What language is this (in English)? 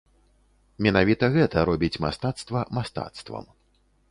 Belarusian